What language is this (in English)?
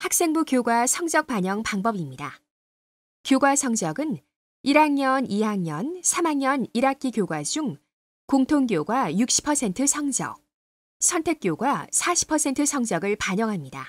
Korean